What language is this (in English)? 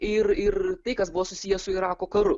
Lithuanian